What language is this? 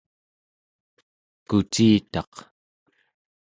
Central Yupik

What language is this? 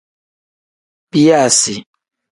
Tem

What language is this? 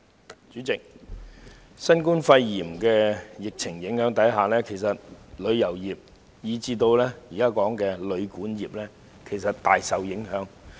Cantonese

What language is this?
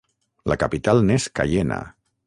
Catalan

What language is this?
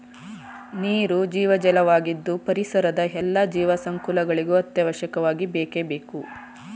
Kannada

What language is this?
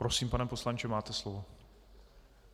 Czech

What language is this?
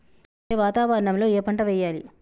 Telugu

